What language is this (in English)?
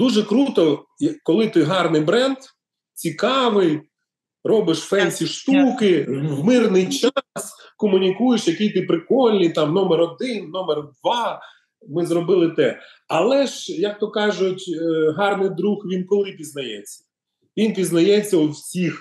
Ukrainian